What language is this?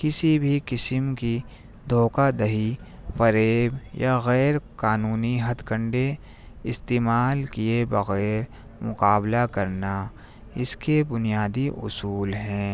Urdu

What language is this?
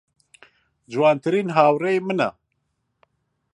Central Kurdish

